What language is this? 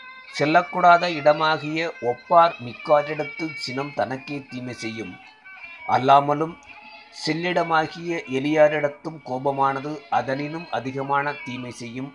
Tamil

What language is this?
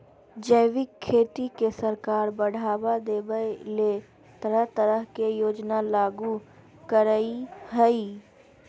Magahi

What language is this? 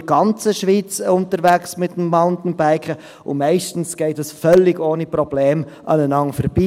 Swiss German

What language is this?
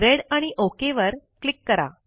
Marathi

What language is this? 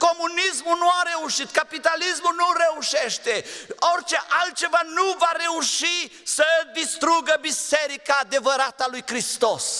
Romanian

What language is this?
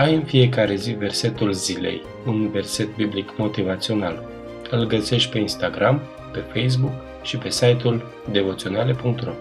Romanian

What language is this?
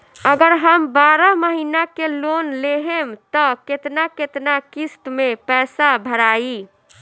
Bhojpuri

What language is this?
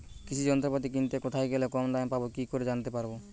Bangla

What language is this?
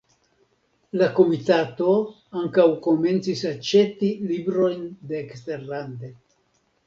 Esperanto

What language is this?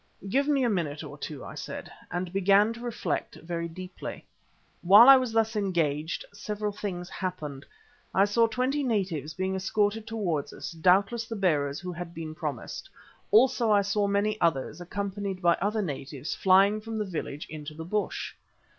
English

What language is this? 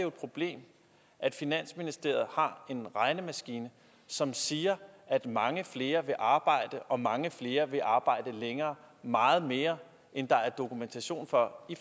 Danish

